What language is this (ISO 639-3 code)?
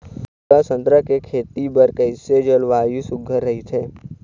hne